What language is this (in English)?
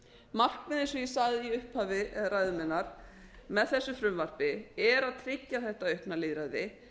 Icelandic